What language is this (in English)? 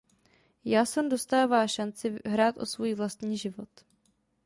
Czech